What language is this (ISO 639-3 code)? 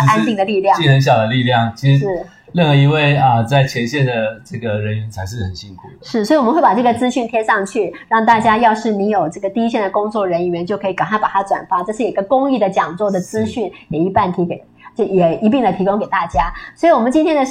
zho